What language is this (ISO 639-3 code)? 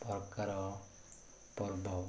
ori